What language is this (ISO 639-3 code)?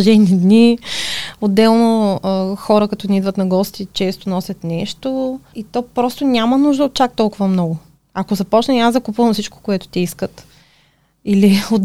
bul